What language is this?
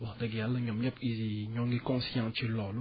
Wolof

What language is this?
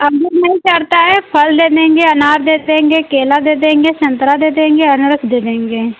Hindi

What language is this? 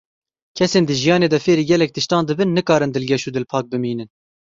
Kurdish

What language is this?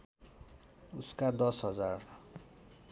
Nepali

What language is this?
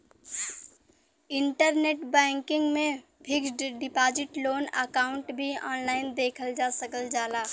Bhojpuri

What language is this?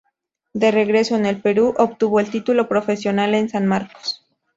Spanish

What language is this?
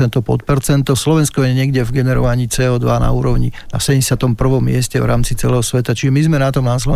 Slovak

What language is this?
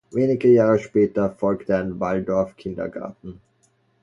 German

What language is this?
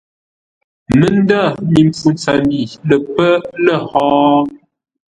Ngombale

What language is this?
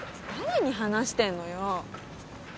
Japanese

